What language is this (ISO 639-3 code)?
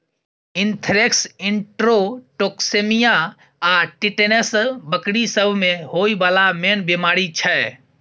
mai